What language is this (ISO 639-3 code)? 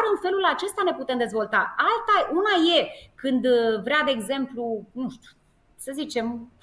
ron